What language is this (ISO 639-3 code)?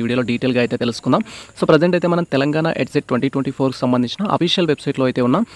tel